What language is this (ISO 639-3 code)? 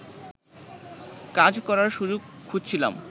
ben